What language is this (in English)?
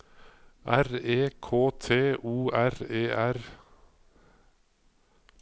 Norwegian